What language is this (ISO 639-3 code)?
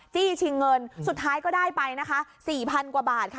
tha